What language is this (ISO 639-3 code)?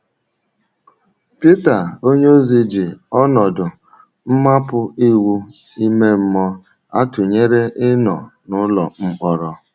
ibo